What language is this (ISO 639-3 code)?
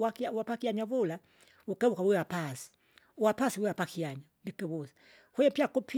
zga